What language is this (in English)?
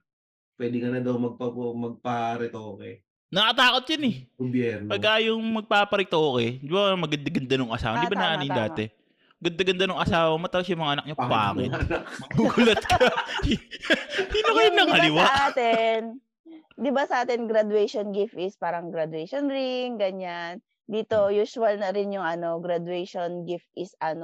Filipino